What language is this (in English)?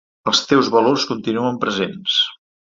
Catalan